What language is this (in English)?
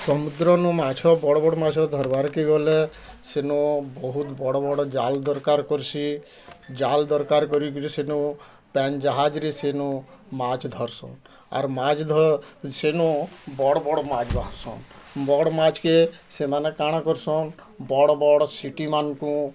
Odia